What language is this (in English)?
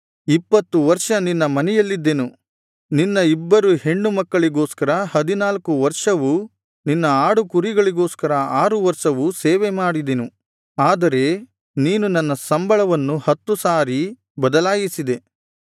Kannada